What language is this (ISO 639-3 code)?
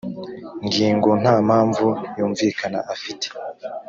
kin